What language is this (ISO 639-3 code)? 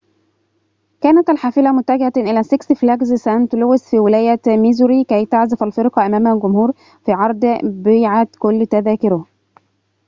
ara